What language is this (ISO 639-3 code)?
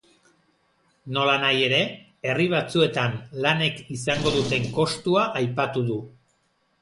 eus